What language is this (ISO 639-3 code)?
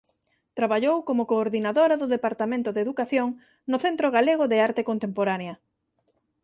glg